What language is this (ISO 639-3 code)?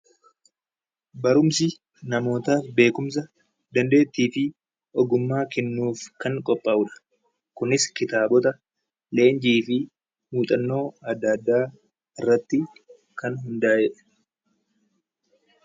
orm